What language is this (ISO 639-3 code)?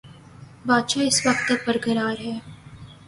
urd